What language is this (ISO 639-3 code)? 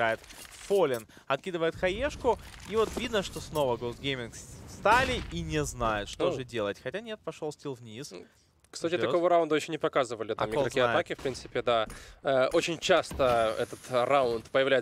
rus